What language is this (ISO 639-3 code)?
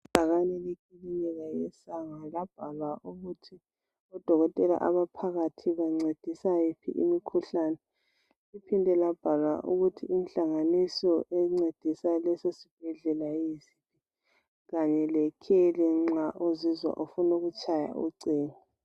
nde